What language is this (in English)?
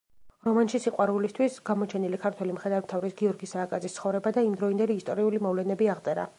Georgian